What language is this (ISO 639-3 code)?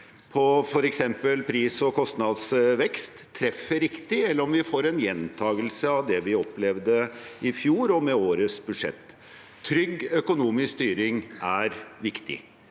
nor